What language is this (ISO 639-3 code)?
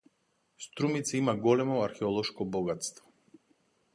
mkd